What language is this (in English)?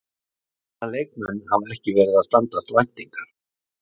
Icelandic